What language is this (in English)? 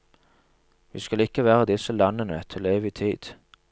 Norwegian